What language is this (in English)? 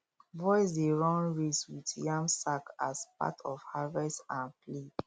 Nigerian Pidgin